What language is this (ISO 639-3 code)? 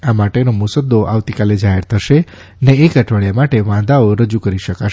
guj